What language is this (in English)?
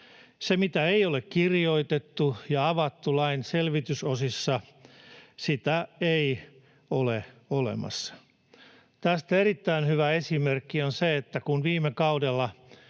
Finnish